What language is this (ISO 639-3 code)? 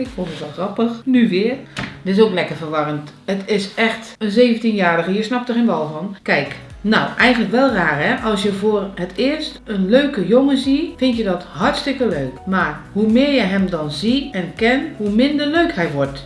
nld